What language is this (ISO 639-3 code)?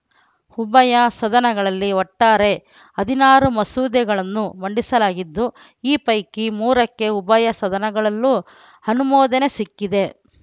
kan